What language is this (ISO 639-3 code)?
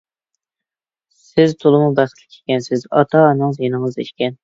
uig